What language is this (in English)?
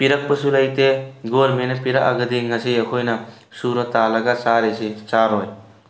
Manipuri